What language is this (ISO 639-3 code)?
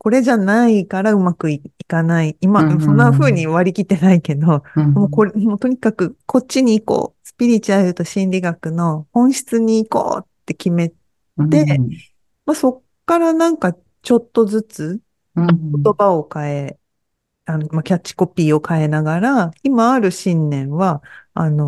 jpn